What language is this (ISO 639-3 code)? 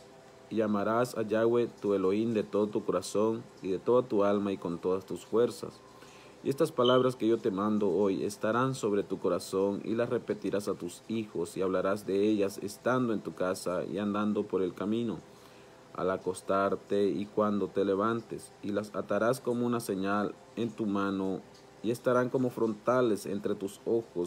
spa